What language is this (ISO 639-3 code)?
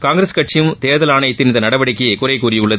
tam